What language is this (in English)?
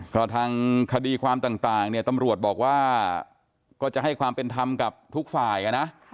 Thai